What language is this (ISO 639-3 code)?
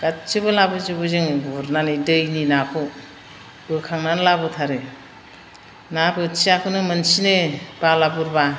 brx